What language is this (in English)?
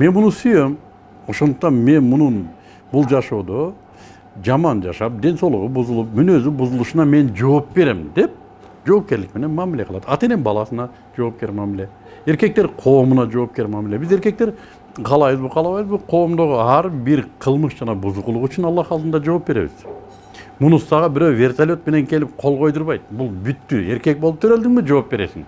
Turkish